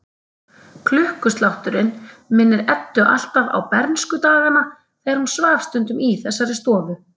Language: Icelandic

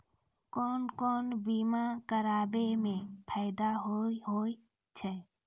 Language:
Maithili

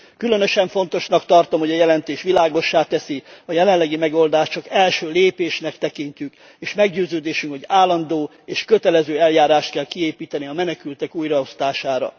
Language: Hungarian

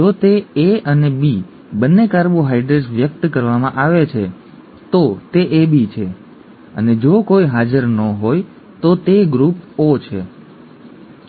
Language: Gujarati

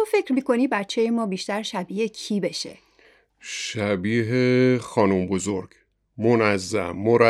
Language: Persian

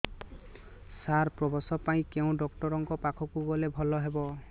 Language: Odia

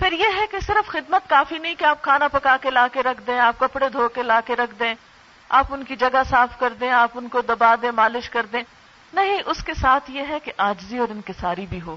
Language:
Urdu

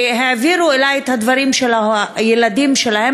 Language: Hebrew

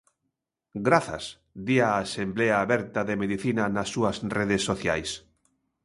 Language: Galician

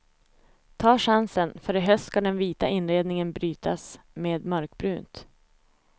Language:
Swedish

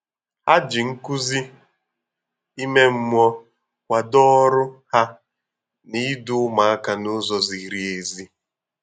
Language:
Igbo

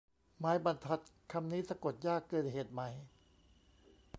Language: Thai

